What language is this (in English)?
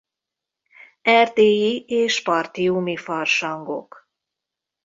Hungarian